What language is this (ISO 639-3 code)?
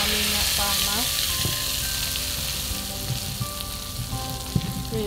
ind